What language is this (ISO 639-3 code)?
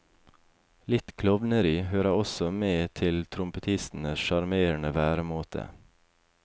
nor